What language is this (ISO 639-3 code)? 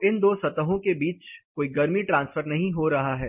hin